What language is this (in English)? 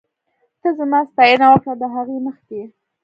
Pashto